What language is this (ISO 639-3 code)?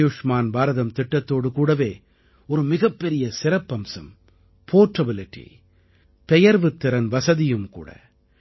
tam